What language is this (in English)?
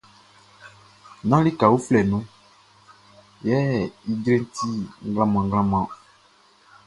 Baoulé